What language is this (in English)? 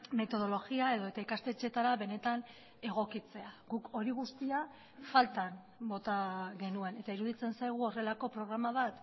Basque